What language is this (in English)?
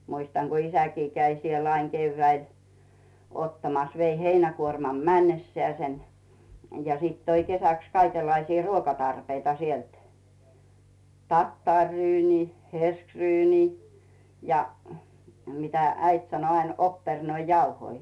Finnish